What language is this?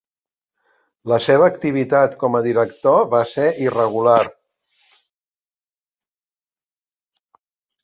Catalan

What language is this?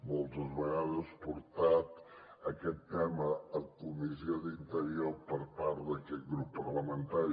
Catalan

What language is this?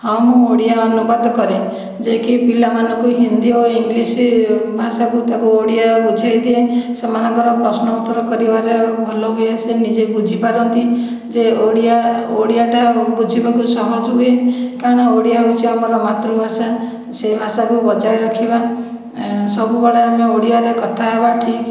Odia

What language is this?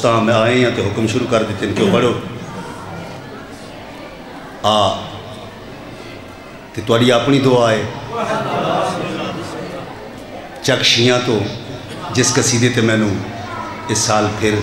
Arabic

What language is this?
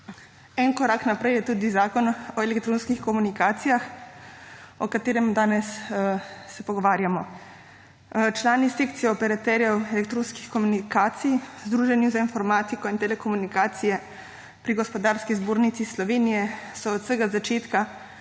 Slovenian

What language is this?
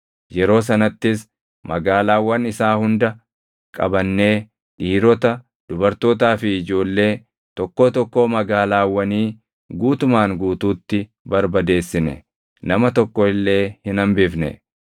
Oromo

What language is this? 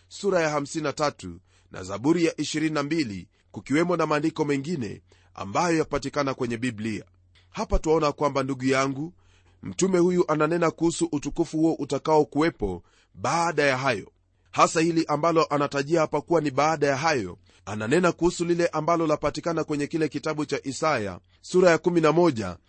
Swahili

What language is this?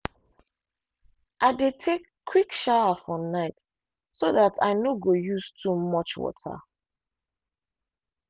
Nigerian Pidgin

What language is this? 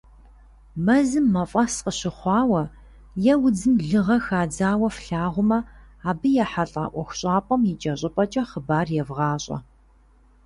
Kabardian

